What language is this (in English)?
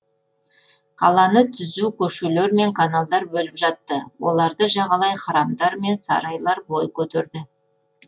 Kazakh